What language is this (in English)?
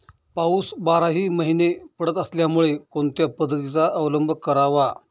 Marathi